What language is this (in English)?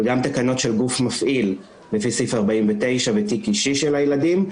Hebrew